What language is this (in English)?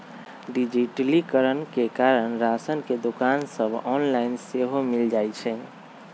Magahi